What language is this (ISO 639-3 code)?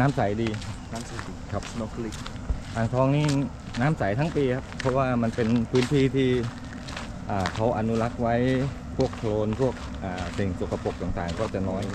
tha